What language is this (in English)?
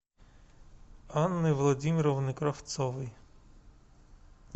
Russian